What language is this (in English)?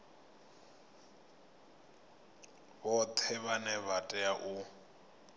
Venda